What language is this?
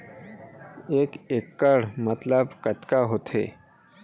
Chhattisgarhi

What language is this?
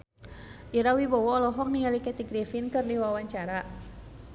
Sundanese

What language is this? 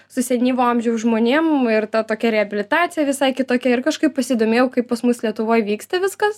Lithuanian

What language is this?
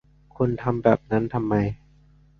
Thai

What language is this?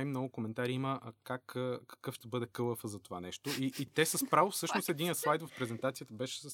Bulgarian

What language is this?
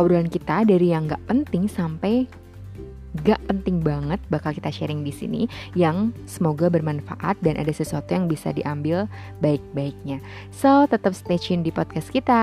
Malay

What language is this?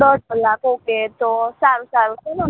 Gujarati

